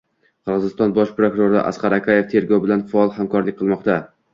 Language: Uzbek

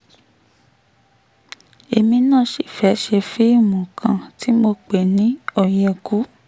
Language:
Yoruba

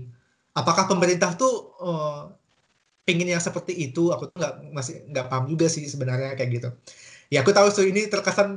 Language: Indonesian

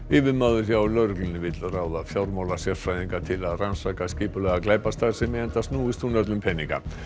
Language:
Icelandic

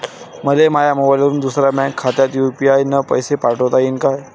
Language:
Marathi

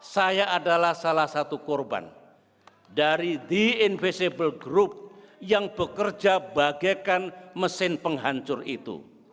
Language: Indonesian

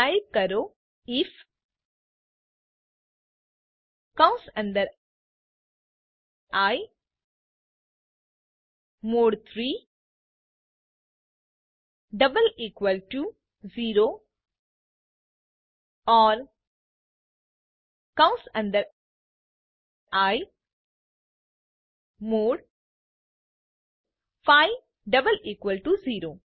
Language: Gujarati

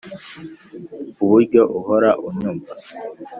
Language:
Kinyarwanda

